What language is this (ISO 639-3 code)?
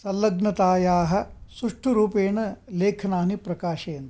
san